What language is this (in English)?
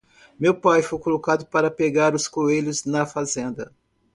Portuguese